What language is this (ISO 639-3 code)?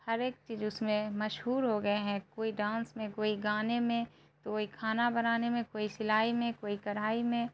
urd